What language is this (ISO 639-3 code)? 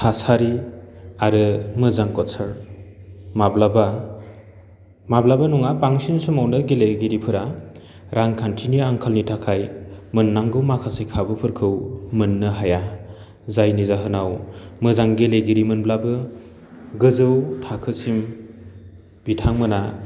brx